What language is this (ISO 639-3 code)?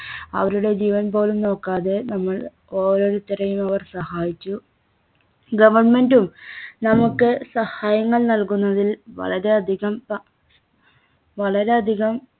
mal